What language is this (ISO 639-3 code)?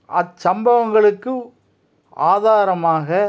tam